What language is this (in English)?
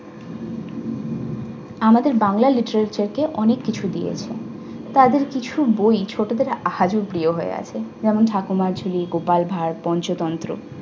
Bangla